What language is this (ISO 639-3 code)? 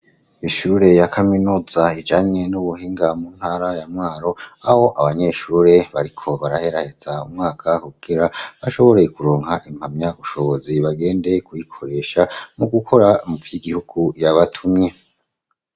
run